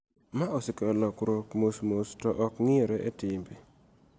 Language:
Luo (Kenya and Tanzania)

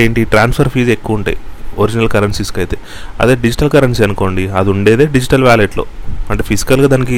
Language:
Telugu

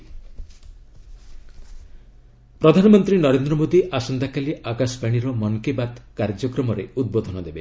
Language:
Odia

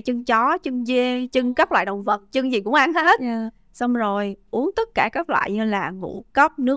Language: Vietnamese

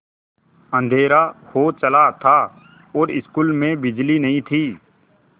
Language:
Hindi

